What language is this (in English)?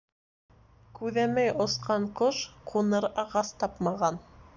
Bashkir